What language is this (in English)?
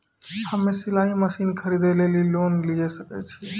Maithili